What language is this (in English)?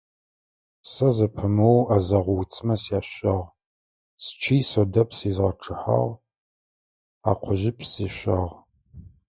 Adyghe